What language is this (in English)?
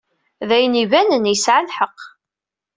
Kabyle